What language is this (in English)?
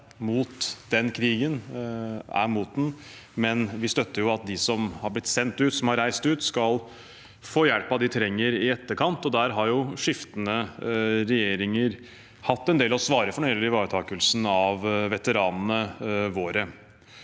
Norwegian